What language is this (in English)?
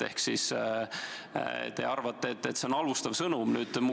Estonian